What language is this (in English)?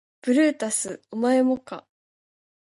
Japanese